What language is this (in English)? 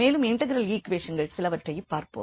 Tamil